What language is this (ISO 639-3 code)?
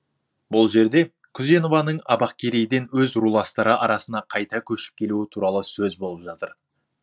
kaz